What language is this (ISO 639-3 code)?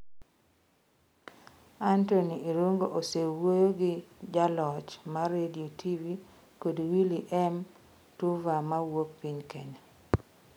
luo